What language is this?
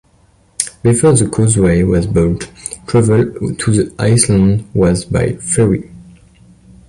English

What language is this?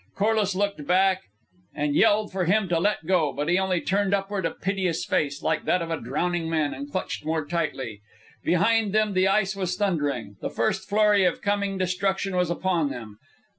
English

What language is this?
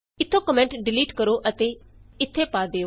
Punjabi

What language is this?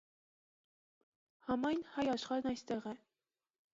Armenian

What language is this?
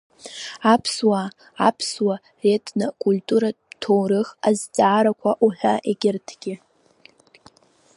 Abkhazian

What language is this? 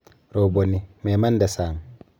Kalenjin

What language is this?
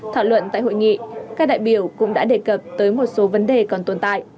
Vietnamese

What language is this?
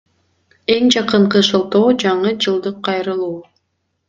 Kyrgyz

